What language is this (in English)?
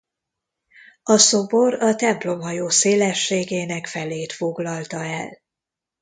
Hungarian